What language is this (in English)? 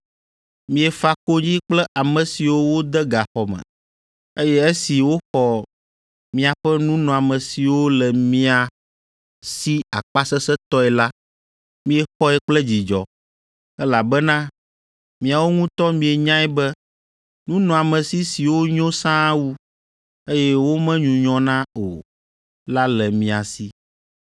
Ewe